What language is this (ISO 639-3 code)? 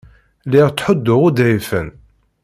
kab